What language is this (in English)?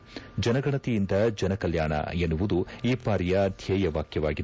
Kannada